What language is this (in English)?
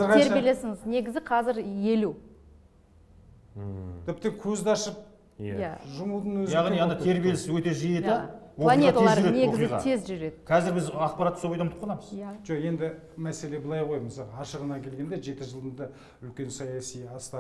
Turkish